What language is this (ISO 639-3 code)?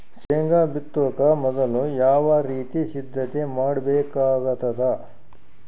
kan